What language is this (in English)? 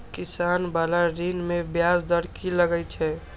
Maithili